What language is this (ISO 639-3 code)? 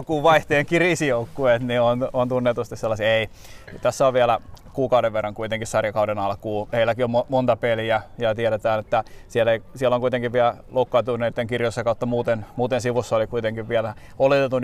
fin